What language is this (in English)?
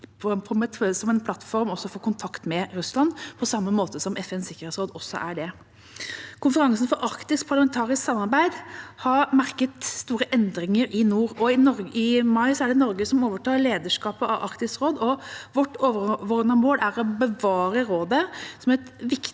Norwegian